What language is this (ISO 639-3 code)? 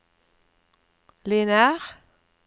nor